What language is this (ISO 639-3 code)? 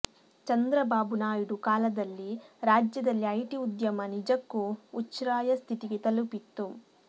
kan